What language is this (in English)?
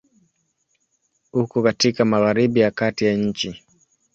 Swahili